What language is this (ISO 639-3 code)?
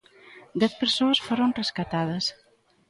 glg